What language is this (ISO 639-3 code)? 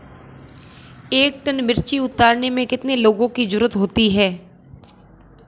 hin